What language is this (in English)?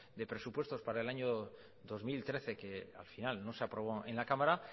Spanish